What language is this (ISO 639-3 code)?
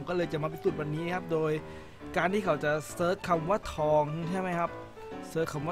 tha